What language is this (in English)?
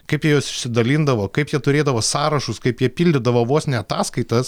Lithuanian